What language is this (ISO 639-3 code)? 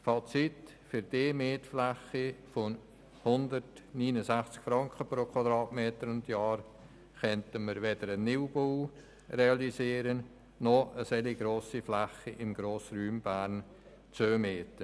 gsw